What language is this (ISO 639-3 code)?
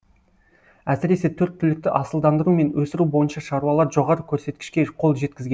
kaz